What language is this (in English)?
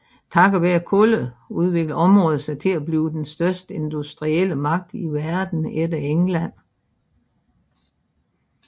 Danish